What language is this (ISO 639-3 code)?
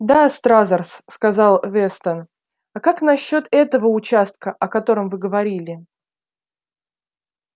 rus